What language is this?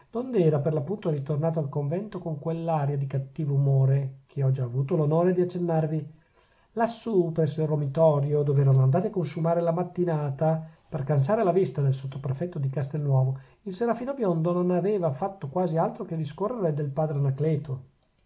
Italian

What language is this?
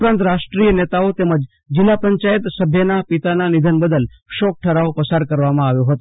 Gujarati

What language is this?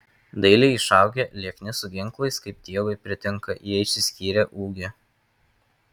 Lithuanian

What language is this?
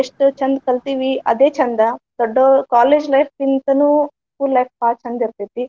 Kannada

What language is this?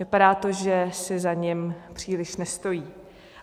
Czech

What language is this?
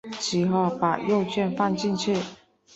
Chinese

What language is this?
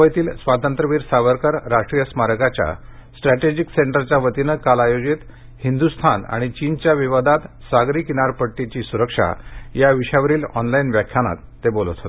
Marathi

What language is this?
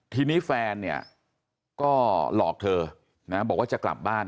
Thai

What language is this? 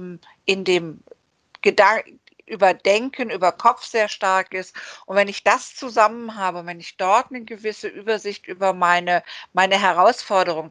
German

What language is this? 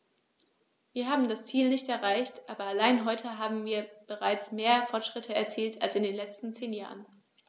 German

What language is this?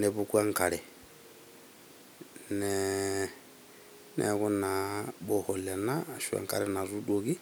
Masai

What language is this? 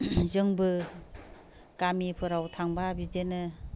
Bodo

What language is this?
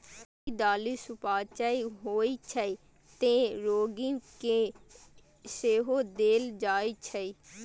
Maithili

